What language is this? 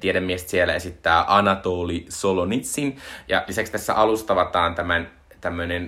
Finnish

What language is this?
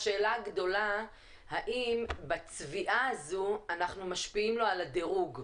Hebrew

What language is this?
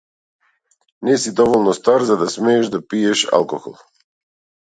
Macedonian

